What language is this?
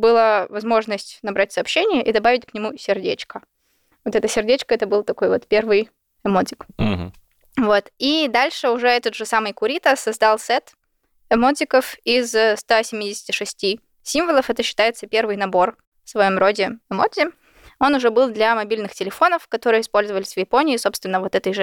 Russian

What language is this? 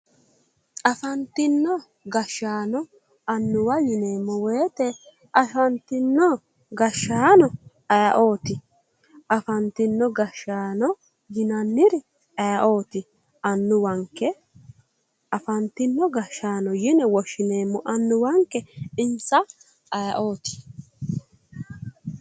Sidamo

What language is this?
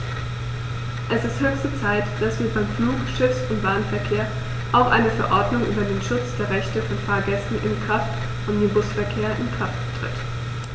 German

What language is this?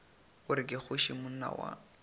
Northern Sotho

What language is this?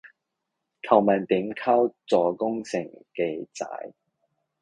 Cantonese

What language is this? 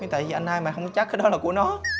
Vietnamese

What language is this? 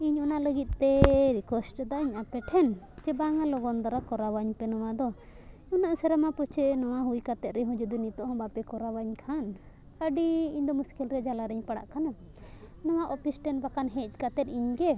Santali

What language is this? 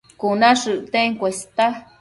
Matsés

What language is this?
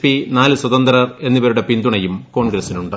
Malayalam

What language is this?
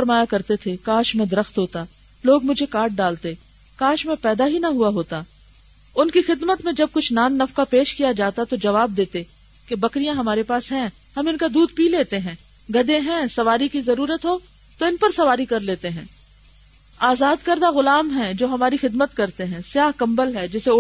Urdu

